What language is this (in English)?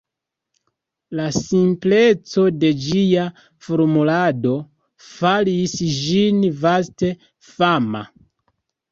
Esperanto